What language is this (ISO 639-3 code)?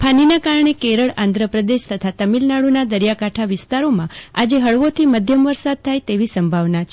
guj